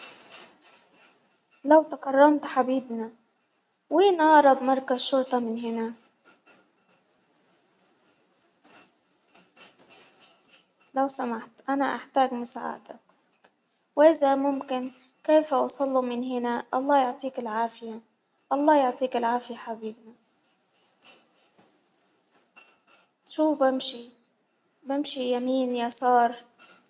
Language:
Hijazi Arabic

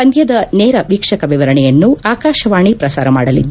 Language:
Kannada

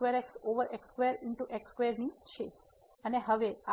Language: Gujarati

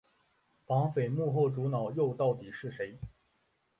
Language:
Chinese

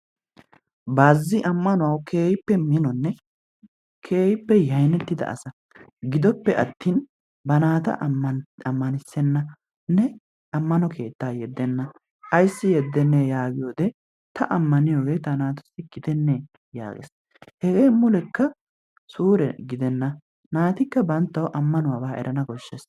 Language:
Wolaytta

